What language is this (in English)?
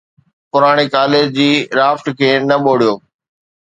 Sindhi